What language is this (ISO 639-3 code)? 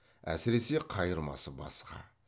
kaz